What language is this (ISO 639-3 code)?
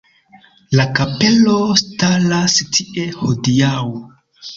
epo